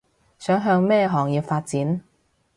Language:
Cantonese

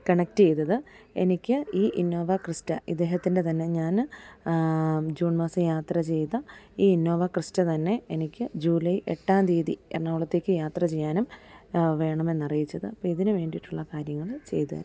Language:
Malayalam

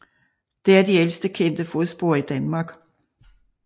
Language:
Danish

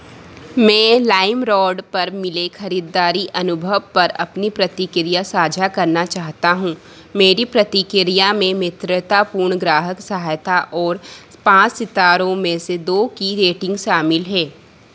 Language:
Hindi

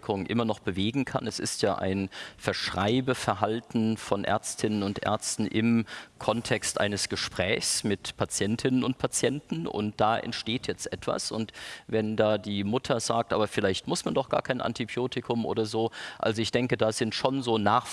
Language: German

